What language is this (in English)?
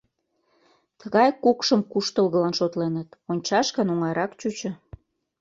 Mari